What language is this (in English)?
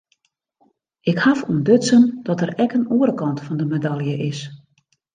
Western Frisian